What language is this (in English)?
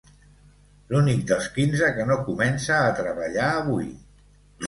Catalan